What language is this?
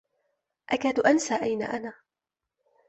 Arabic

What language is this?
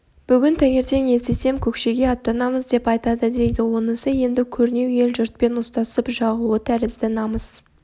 Kazakh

